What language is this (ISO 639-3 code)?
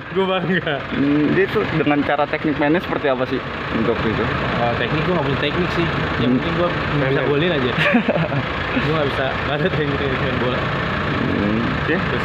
ind